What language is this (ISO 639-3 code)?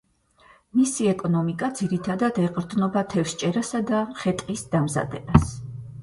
kat